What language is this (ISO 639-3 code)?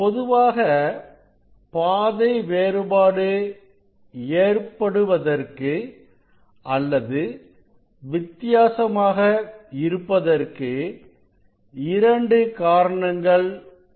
tam